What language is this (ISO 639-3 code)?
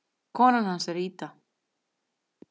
isl